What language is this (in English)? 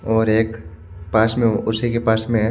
Hindi